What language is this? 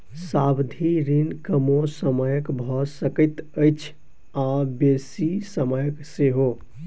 Maithili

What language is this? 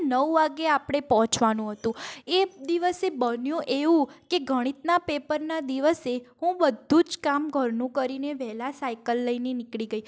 Gujarati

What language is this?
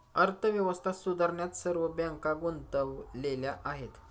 Marathi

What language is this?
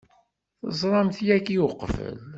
Kabyle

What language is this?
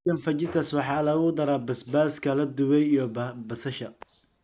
Somali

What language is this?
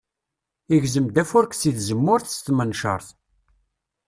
Kabyle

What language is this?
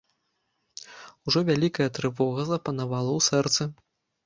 Belarusian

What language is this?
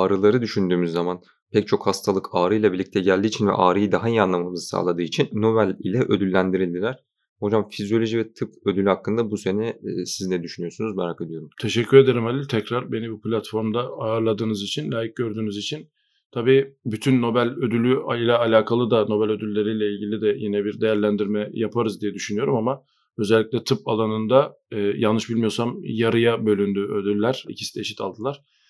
Turkish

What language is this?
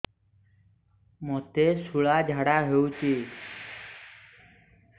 Odia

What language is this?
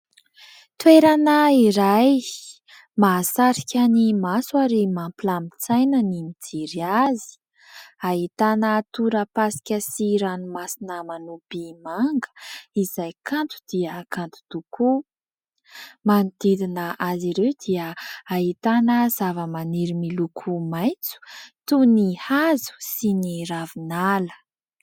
Malagasy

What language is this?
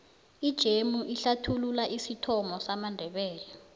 South Ndebele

